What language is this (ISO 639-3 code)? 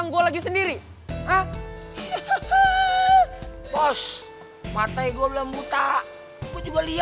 ind